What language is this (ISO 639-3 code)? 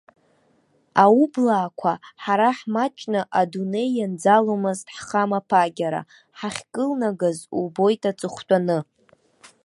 abk